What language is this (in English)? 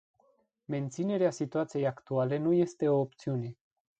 Romanian